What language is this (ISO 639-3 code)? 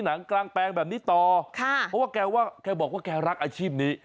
tha